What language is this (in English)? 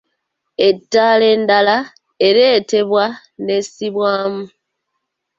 Ganda